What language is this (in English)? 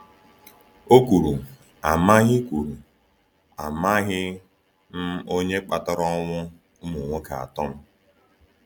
Igbo